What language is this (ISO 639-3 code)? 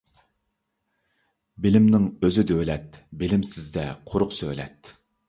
uig